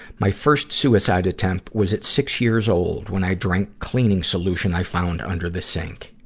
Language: English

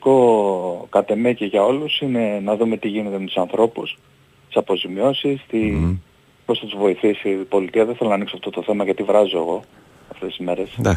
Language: Greek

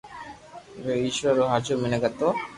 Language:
Loarki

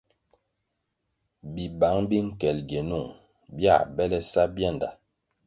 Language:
Kwasio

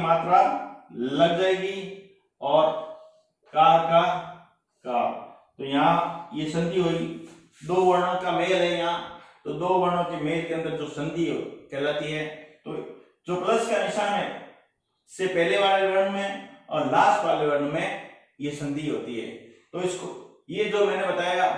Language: Hindi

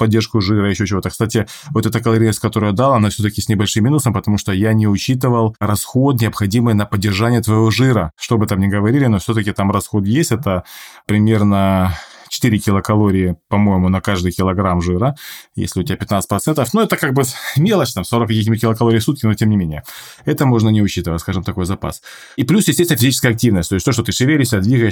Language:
Russian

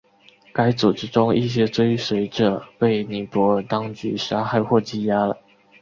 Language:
Chinese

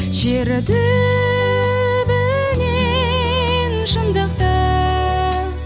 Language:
Kazakh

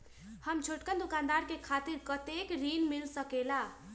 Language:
Magahi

